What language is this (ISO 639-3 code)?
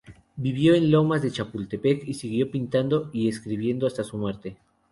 spa